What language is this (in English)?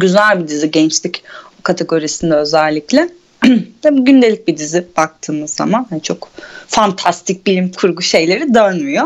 Turkish